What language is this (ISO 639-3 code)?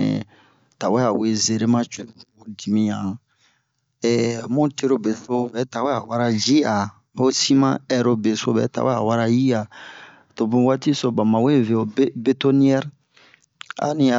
bmq